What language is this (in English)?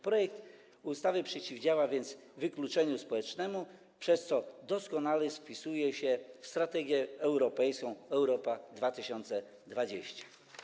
Polish